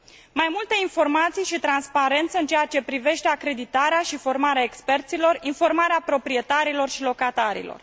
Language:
Romanian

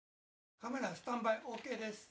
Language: Japanese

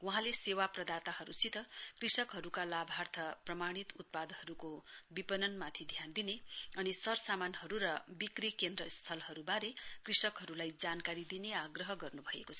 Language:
Nepali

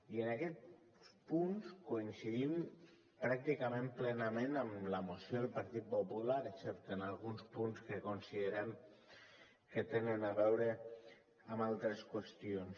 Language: Catalan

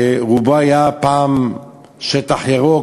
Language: Hebrew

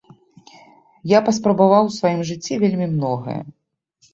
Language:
Belarusian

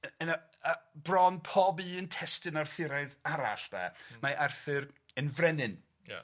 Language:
Welsh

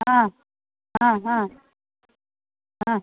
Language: Sanskrit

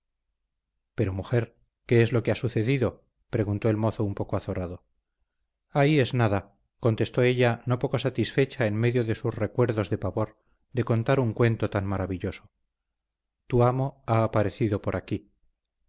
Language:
Spanish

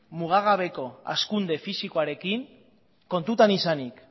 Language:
Basque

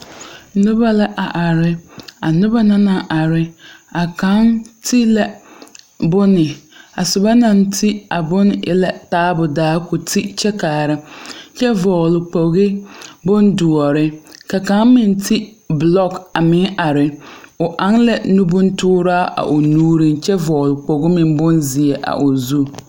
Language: Southern Dagaare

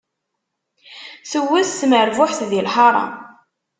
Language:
Kabyle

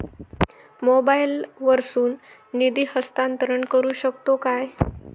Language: Marathi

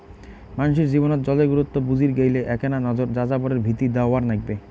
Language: Bangla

